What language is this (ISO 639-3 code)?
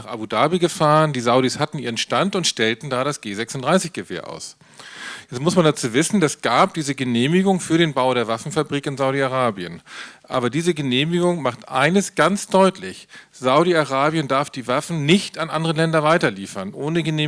deu